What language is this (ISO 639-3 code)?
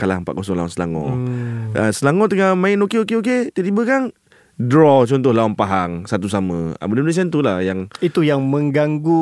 msa